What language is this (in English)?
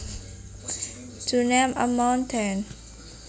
Javanese